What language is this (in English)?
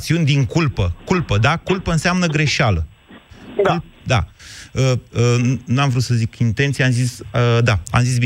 Romanian